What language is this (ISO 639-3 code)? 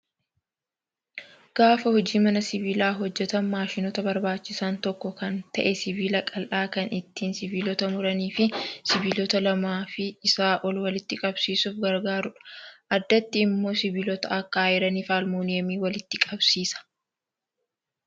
orm